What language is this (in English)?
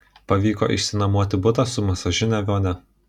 Lithuanian